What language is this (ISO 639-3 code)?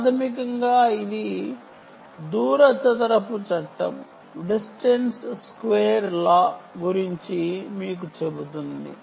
tel